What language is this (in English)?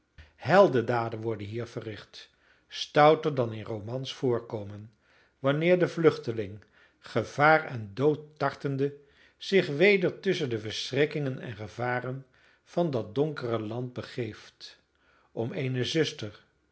Dutch